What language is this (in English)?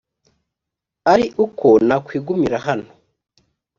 Kinyarwanda